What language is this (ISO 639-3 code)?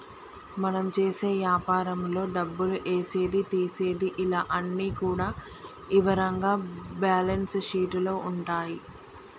tel